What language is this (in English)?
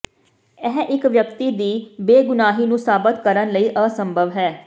Punjabi